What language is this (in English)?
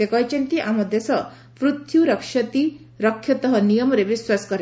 Odia